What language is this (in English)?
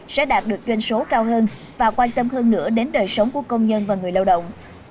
Vietnamese